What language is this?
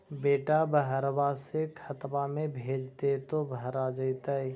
Magahi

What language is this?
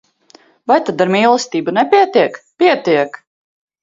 Latvian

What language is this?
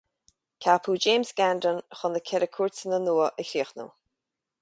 Irish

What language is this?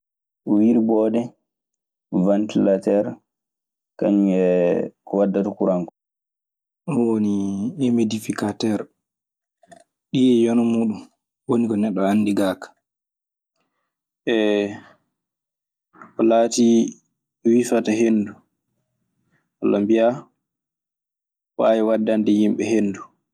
Maasina Fulfulde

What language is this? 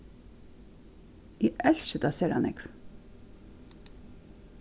Faroese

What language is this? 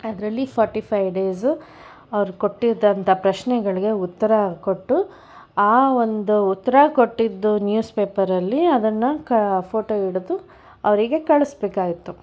Kannada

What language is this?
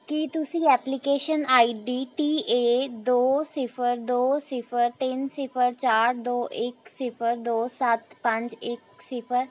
Punjabi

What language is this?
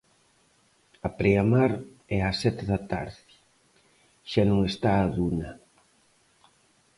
Galician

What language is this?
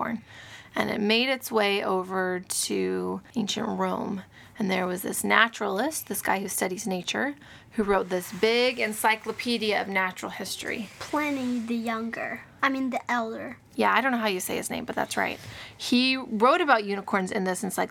English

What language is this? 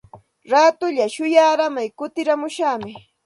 Santa Ana de Tusi Pasco Quechua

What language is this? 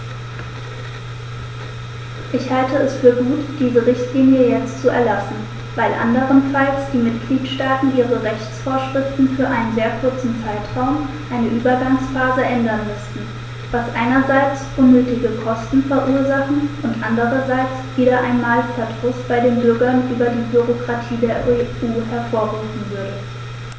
German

